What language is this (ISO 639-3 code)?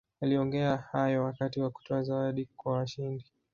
swa